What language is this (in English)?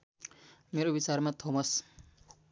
Nepali